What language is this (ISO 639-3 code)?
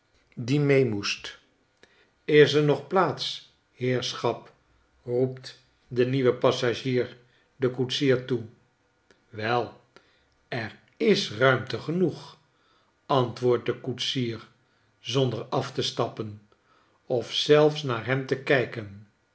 nld